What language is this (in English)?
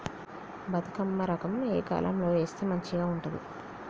Telugu